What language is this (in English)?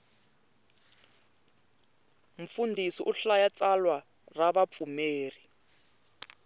Tsonga